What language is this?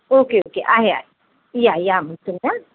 Marathi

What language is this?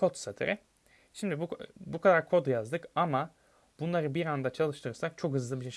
Turkish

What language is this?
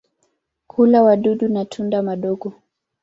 Swahili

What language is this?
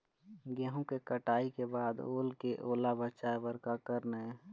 Chhattisgarhi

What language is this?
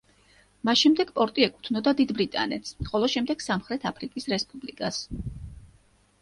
Georgian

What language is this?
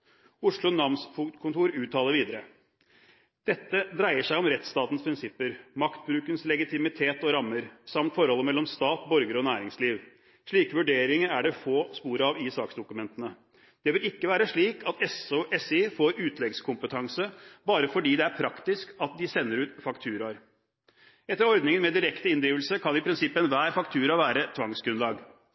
Norwegian Bokmål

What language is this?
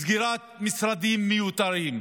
Hebrew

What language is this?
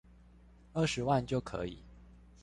Chinese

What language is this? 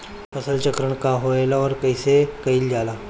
Bhojpuri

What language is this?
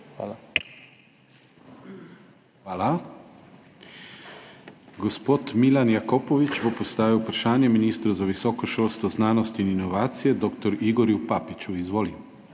Slovenian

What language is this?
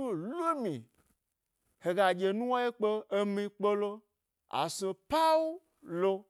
Gbari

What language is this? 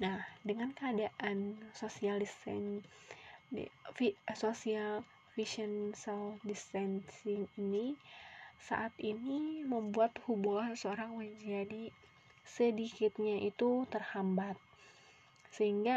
Indonesian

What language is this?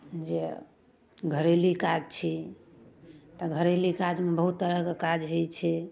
Maithili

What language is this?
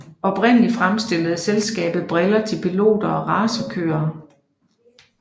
Danish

